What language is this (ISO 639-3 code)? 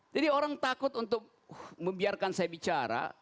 ind